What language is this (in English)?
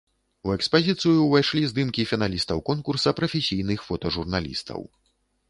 Belarusian